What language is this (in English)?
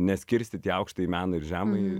Lithuanian